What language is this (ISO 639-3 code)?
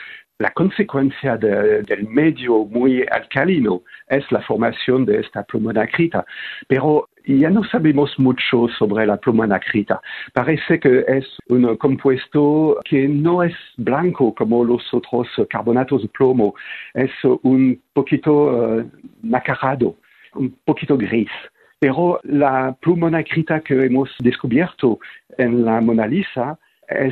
spa